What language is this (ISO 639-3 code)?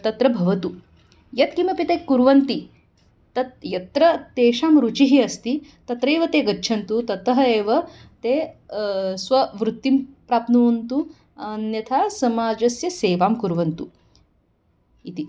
san